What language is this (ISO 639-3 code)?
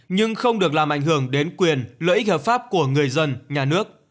vie